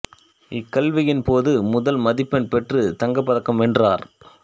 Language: Tamil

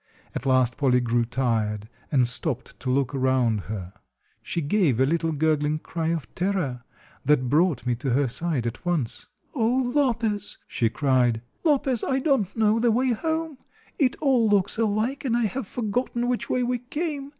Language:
English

